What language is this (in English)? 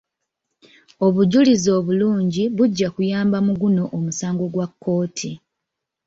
Ganda